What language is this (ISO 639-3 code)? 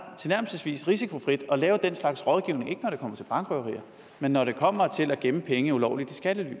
dan